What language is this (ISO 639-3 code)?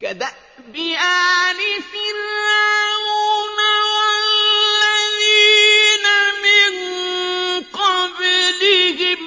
ara